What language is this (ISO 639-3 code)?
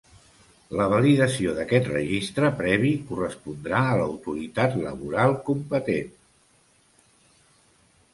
cat